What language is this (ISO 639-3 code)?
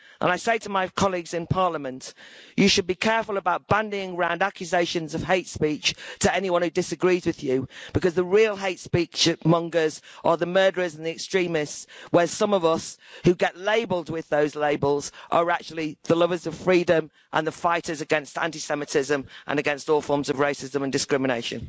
eng